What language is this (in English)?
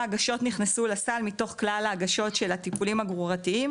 Hebrew